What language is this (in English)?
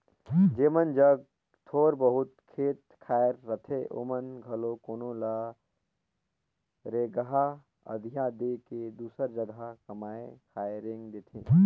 Chhattisgarhi